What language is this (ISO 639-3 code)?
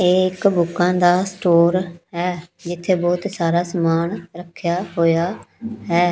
pan